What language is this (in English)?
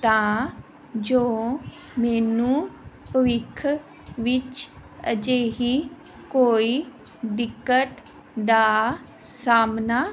Punjabi